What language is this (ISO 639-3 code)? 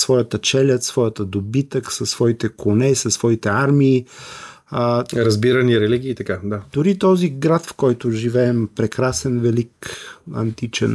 bul